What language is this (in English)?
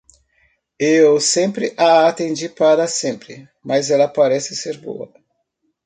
Portuguese